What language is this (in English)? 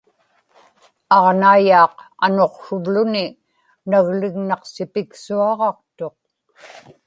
Inupiaq